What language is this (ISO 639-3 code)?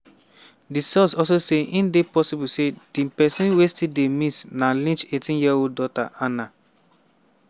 pcm